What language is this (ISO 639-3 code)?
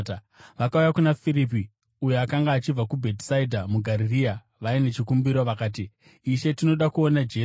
sna